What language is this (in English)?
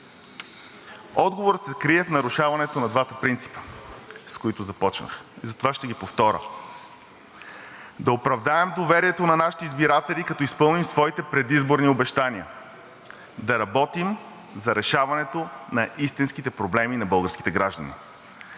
Bulgarian